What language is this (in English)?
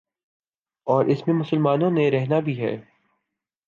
Urdu